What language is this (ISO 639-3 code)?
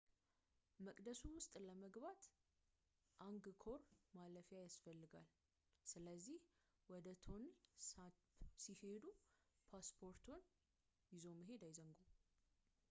amh